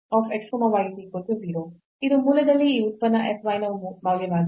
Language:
Kannada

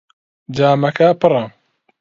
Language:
Central Kurdish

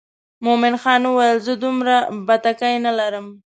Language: Pashto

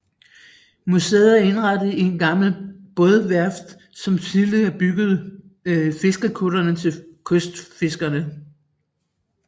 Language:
Danish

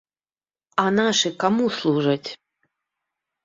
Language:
Belarusian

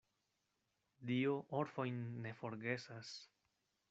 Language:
Esperanto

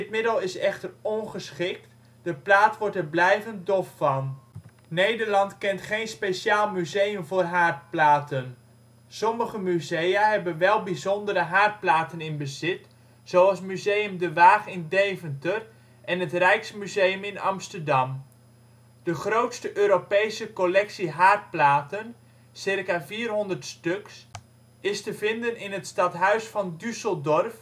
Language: Dutch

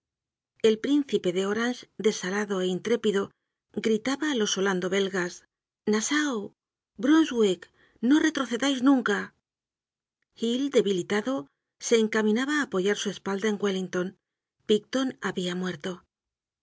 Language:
Spanish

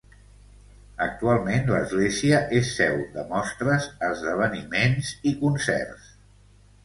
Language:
Catalan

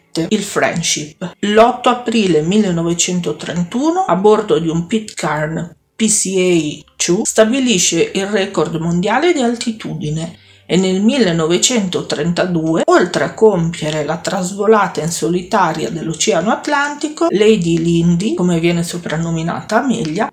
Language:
Italian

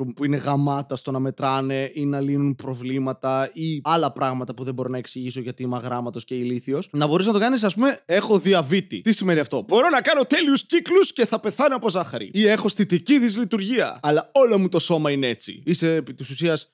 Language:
Greek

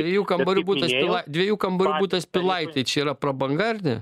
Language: Lithuanian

